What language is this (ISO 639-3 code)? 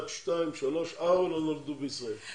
heb